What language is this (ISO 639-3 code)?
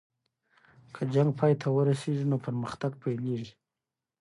pus